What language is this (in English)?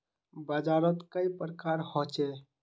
Magahi